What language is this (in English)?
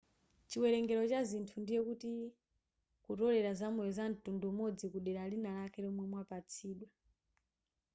Nyanja